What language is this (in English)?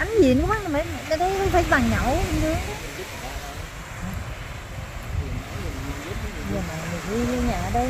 Vietnamese